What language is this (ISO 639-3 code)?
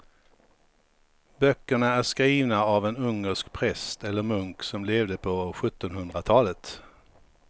swe